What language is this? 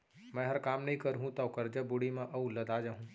Chhattisgarhi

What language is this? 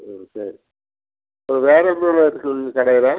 Tamil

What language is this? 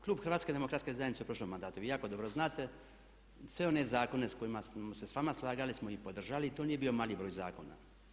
Croatian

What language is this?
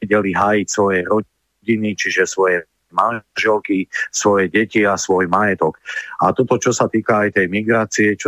Slovak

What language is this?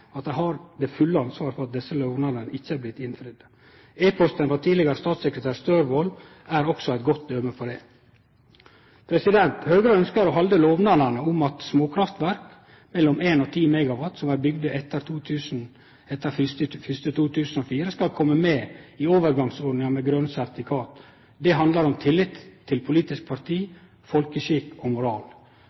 Norwegian Nynorsk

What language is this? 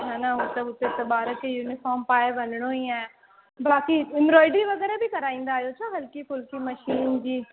Sindhi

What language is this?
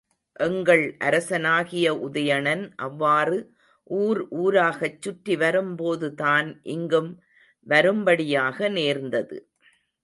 Tamil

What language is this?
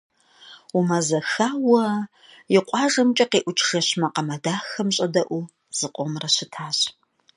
Kabardian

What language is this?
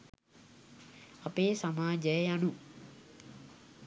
Sinhala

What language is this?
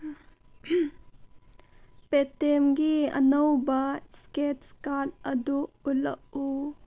Manipuri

